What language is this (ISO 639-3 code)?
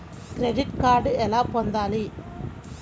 tel